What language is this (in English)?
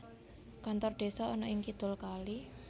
Javanese